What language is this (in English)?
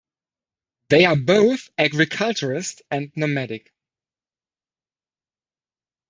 English